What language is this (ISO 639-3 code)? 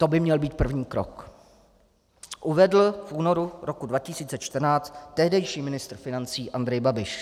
ces